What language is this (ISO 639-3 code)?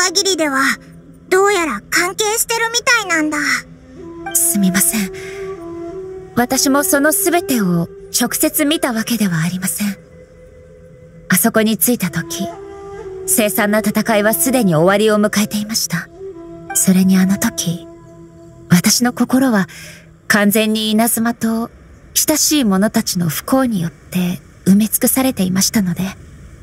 jpn